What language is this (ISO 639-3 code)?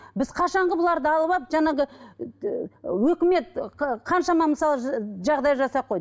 kaz